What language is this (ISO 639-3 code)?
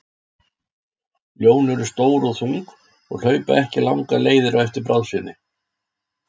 isl